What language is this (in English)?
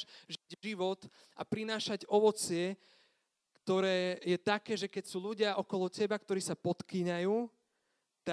Slovak